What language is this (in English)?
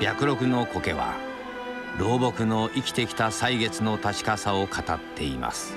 Japanese